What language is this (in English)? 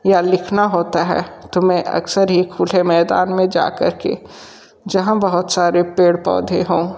Hindi